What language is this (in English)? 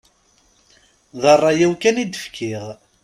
Kabyle